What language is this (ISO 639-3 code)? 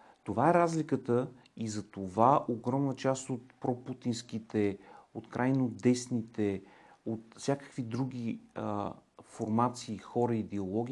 bul